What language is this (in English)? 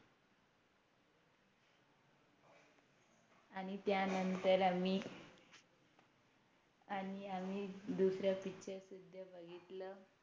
Marathi